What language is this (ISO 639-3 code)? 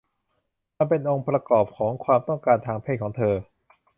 tha